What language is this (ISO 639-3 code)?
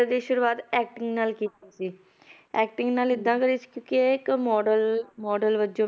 pan